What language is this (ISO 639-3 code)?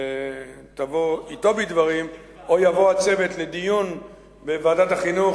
heb